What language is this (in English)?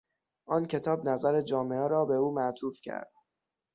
Persian